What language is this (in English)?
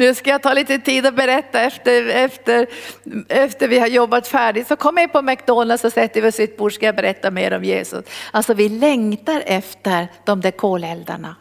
Swedish